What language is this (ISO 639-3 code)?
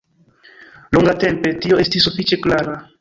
epo